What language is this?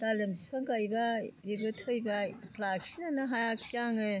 Bodo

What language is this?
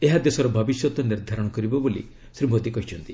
Odia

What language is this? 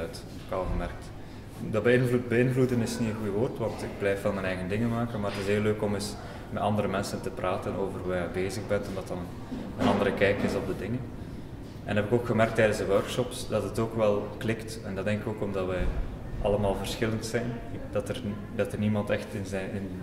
Dutch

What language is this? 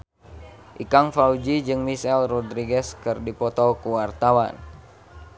Sundanese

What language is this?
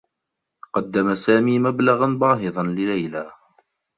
Arabic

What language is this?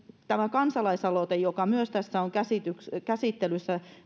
Finnish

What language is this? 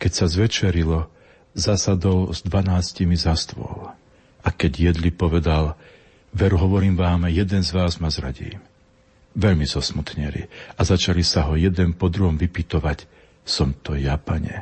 Slovak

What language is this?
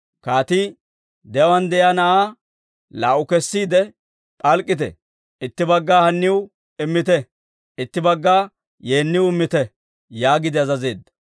Dawro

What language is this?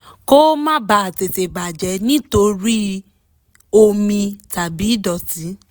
Yoruba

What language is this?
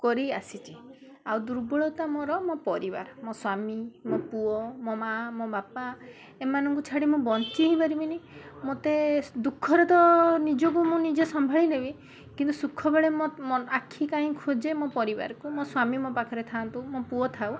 Odia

